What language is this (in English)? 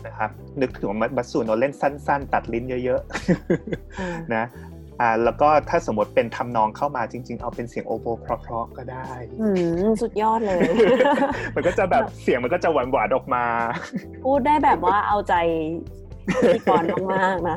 Thai